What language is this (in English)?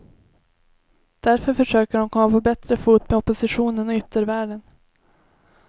Swedish